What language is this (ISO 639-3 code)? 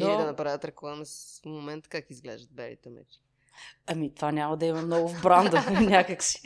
bul